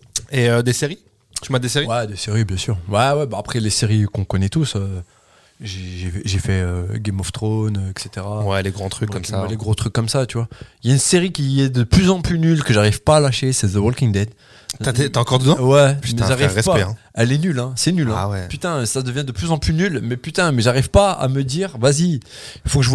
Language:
French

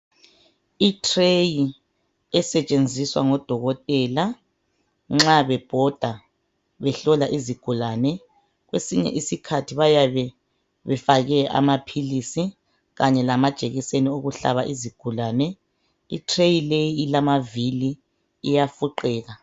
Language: North Ndebele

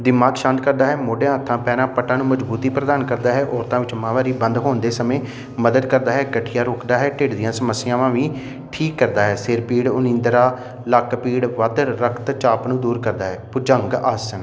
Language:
Punjabi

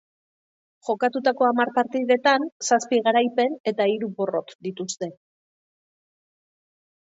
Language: Basque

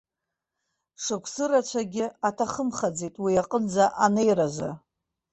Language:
Abkhazian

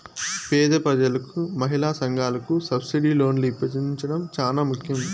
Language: Telugu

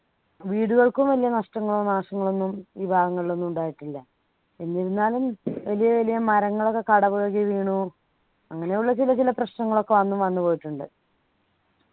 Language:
Malayalam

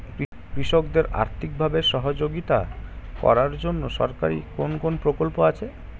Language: Bangla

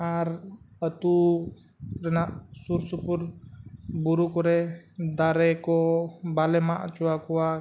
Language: Santali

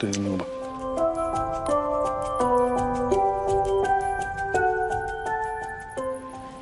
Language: Welsh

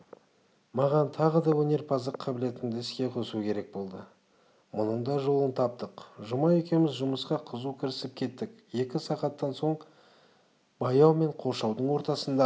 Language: Kazakh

